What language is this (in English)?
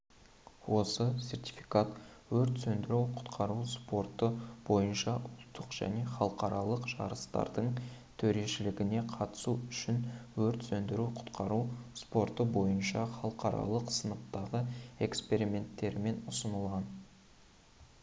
Kazakh